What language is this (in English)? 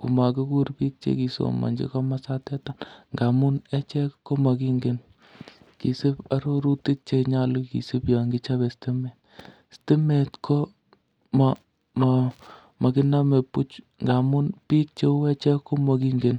Kalenjin